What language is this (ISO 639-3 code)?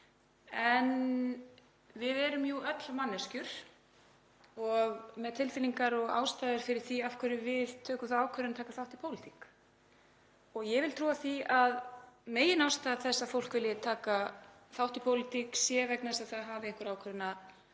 isl